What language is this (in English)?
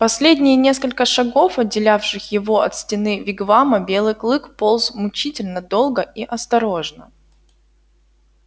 Russian